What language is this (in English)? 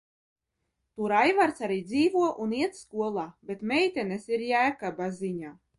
Latvian